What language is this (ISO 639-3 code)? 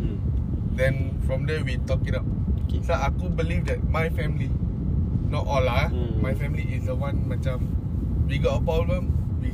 msa